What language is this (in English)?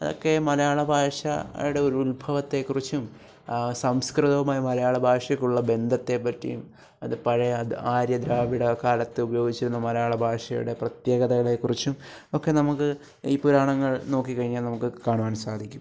Malayalam